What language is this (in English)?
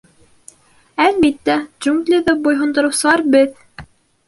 Bashkir